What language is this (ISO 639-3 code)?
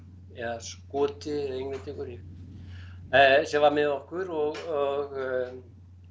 isl